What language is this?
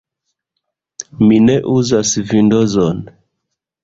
Esperanto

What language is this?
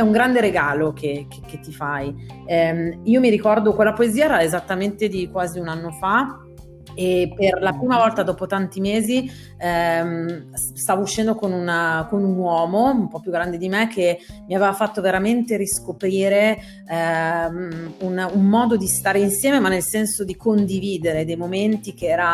Italian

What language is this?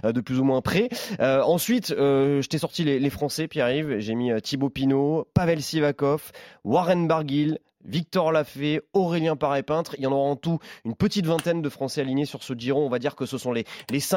French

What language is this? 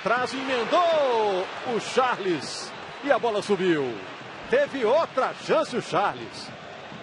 Portuguese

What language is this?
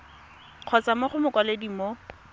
Tswana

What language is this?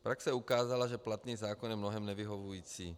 Czech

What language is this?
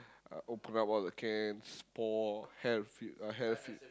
English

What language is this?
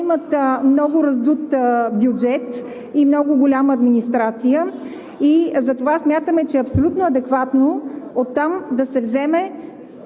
Bulgarian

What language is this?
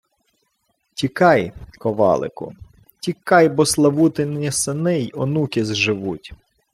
Ukrainian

